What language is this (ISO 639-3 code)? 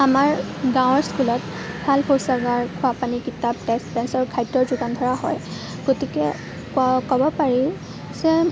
asm